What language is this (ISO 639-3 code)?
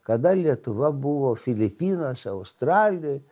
lit